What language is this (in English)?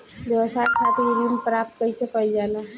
Bhojpuri